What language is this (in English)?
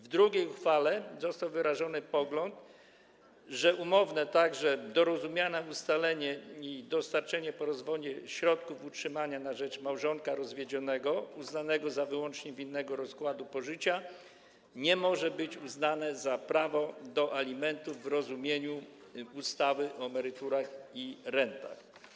Polish